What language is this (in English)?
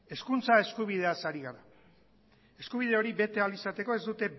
Basque